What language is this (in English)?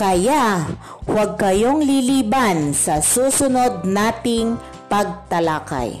Filipino